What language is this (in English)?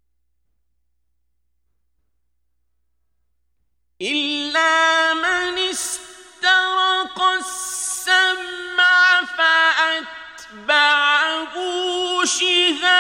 Arabic